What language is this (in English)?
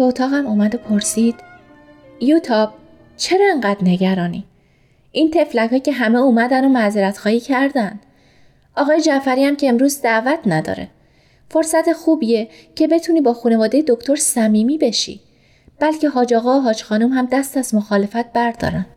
Persian